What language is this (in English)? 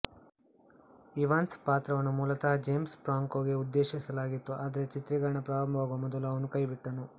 Kannada